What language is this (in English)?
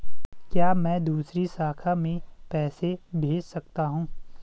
Hindi